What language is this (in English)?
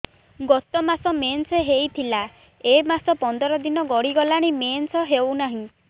Odia